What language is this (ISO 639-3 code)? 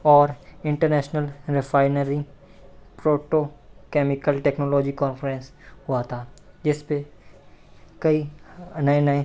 hin